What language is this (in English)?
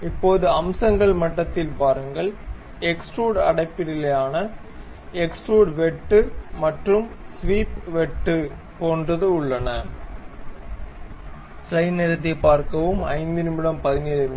Tamil